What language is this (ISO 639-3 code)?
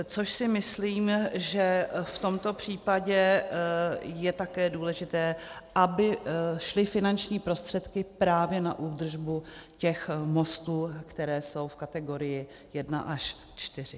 ces